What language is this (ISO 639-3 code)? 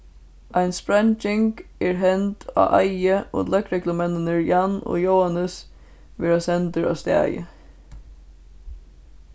fao